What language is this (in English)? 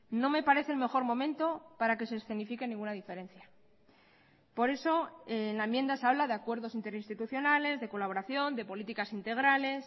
Spanish